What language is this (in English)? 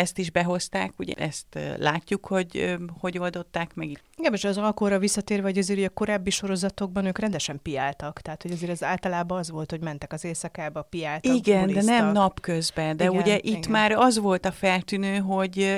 Hungarian